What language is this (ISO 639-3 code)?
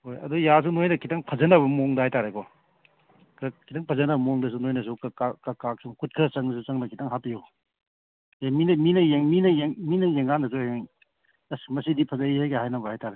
mni